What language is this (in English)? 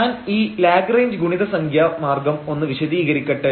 Malayalam